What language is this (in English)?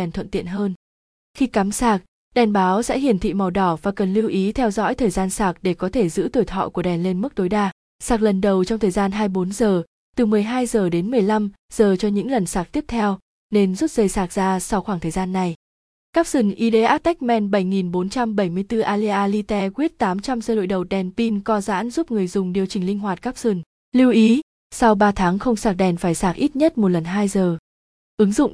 Vietnamese